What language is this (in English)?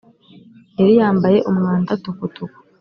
Kinyarwanda